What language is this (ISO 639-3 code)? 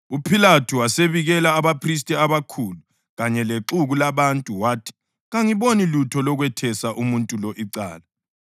nde